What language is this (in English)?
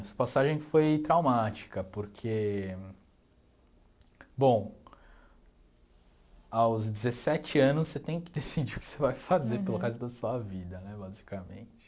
Portuguese